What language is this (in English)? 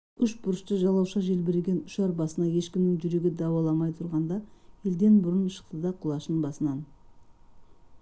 Kazakh